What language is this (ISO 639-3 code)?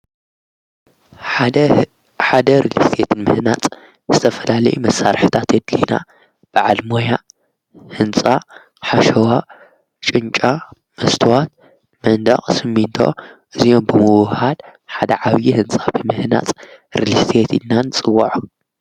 tir